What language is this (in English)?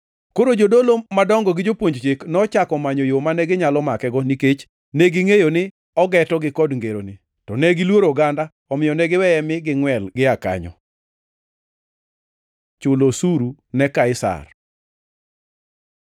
Luo (Kenya and Tanzania)